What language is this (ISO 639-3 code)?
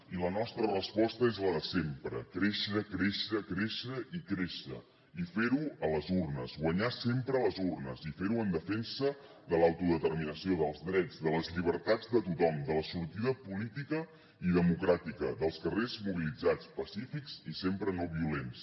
cat